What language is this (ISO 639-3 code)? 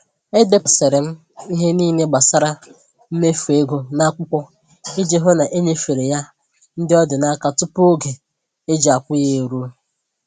ibo